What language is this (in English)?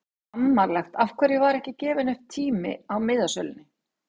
Icelandic